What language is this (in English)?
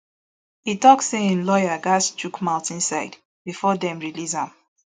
Nigerian Pidgin